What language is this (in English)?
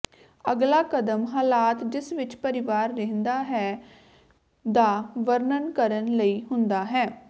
Punjabi